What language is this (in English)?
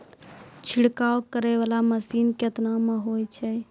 Maithili